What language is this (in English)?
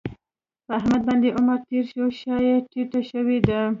Pashto